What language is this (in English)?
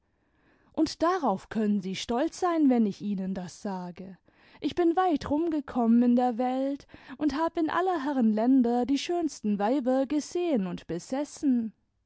German